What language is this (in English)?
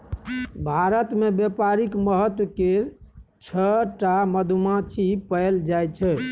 Maithili